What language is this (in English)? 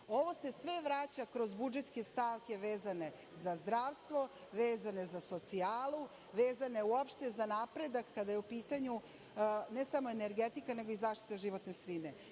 Serbian